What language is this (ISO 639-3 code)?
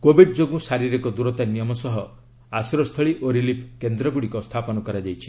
ori